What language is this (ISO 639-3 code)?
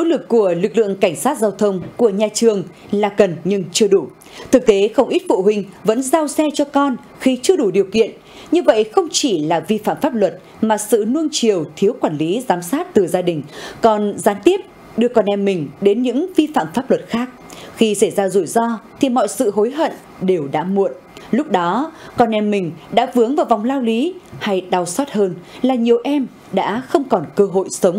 vie